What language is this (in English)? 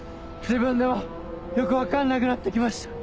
Japanese